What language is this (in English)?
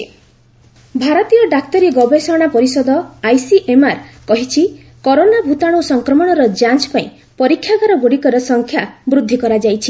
Odia